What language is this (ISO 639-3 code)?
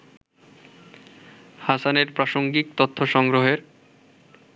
ben